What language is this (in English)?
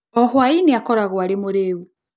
Kikuyu